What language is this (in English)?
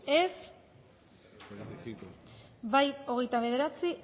Basque